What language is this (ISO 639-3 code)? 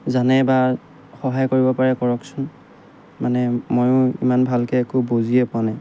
asm